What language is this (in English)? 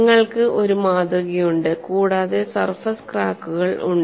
Malayalam